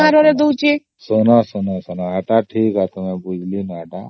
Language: Odia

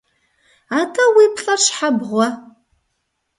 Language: Kabardian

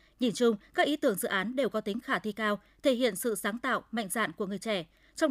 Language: Vietnamese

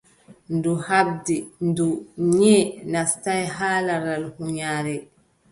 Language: Adamawa Fulfulde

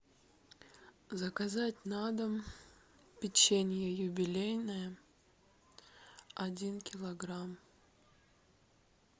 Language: Russian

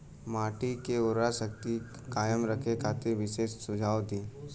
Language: Bhojpuri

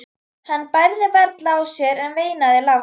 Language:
Icelandic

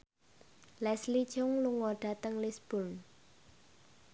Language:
Javanese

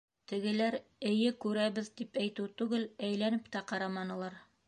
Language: Bashkir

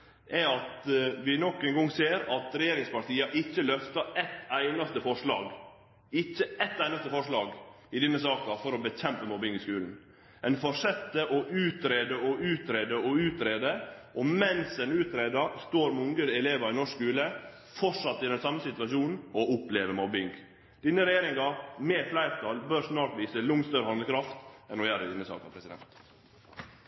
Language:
Norwegian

